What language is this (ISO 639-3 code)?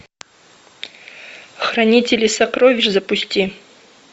rus